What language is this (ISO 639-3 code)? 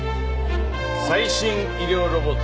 jpn